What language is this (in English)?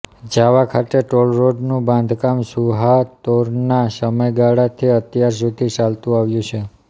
Gujarati